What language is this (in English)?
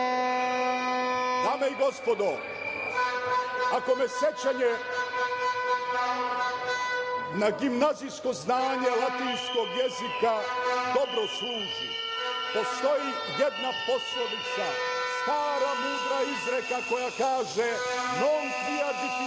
Serbian